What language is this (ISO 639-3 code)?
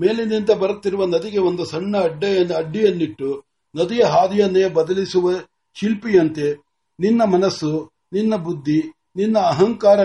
mar